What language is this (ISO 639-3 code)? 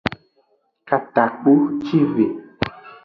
ajg